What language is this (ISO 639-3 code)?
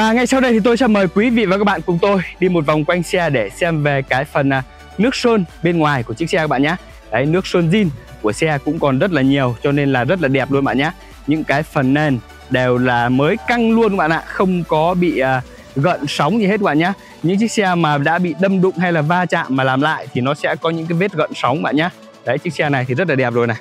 vie